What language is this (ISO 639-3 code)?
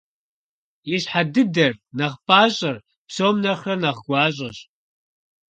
kbd